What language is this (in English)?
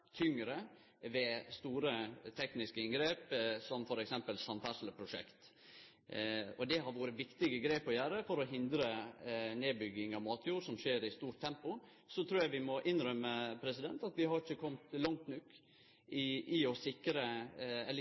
Norwegian Nynorsk